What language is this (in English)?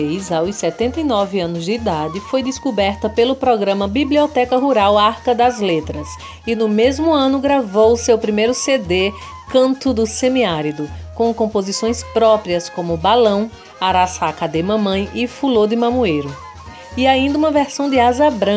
Portuguese